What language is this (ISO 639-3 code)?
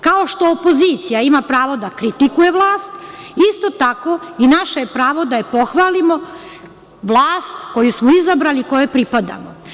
srp